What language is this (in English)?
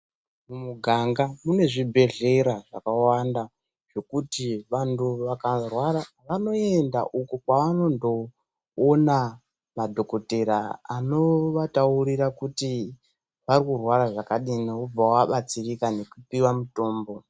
Ndau